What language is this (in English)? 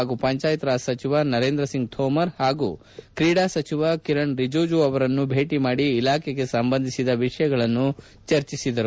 Kannada